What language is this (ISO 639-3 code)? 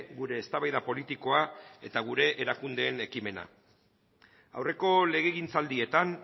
eus